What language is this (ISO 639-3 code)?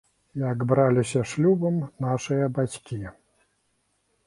bel